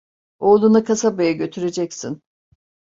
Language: Turkish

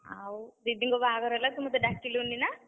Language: Odia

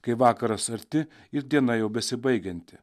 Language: Lithuanian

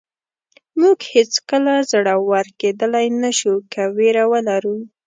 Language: Pashto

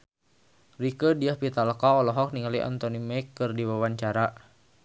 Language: Sundanese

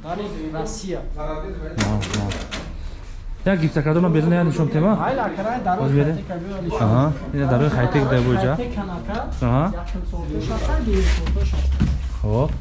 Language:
Turkish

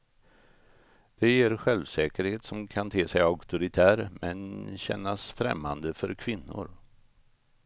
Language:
Swedish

